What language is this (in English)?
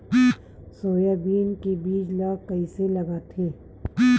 Chhattisgarhi